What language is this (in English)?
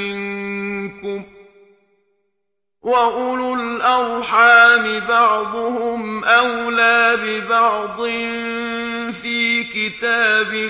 Arabic